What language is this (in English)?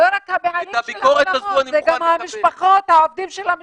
Hebrew